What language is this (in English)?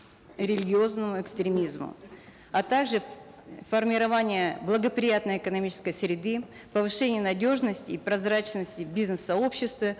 Kazakh